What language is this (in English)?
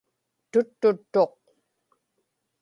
Inupiaq